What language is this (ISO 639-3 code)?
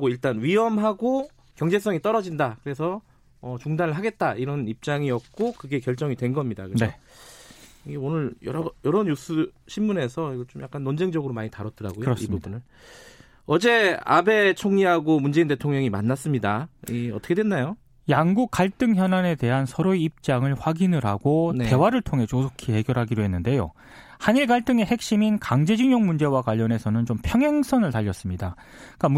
kor